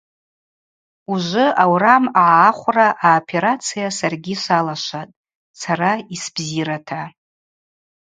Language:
Abaza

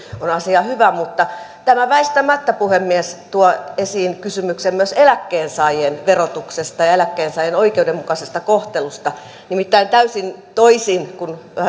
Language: Finnish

